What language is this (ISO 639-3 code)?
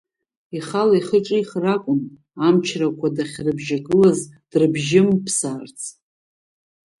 abk